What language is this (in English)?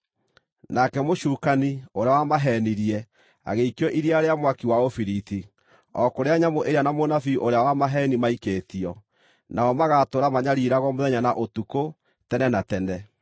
Kikuyu